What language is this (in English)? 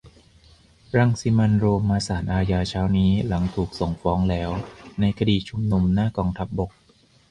Thai